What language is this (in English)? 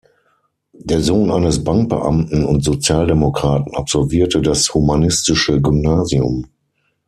German